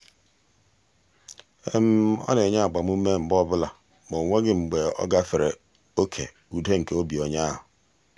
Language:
Igbo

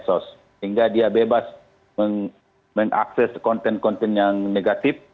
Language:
Indonesian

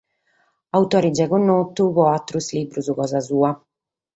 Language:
Sardinian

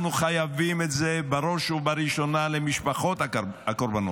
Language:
Hebrew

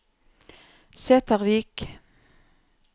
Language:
Norwegian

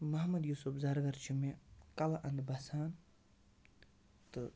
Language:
Kashmiri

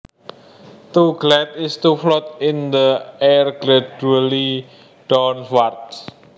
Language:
Javanese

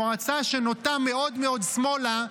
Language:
Hebrew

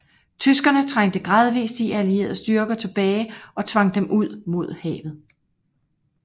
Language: Danish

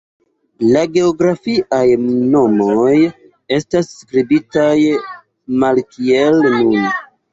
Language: Esperanto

